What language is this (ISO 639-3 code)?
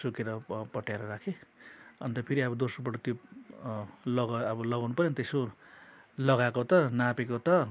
nep